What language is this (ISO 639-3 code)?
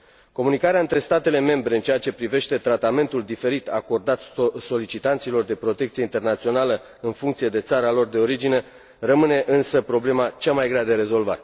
ron